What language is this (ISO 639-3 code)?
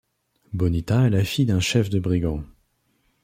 fra